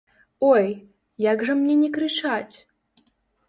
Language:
Belarusian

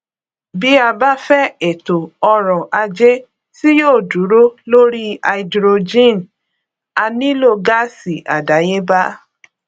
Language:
Yoruba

